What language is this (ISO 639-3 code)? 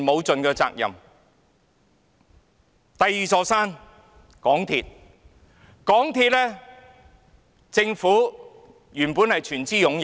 yue